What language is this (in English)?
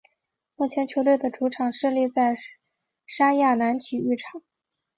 Chinese